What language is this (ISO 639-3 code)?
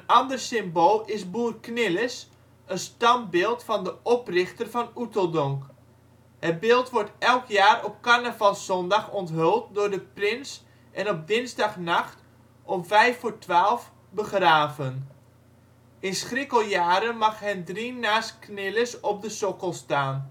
nld